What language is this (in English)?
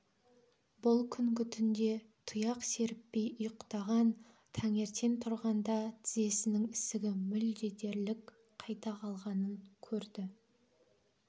Kazakh